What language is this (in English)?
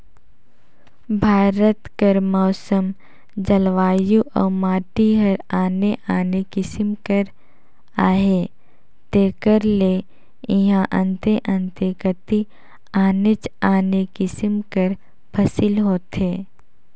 Chhattisgarhi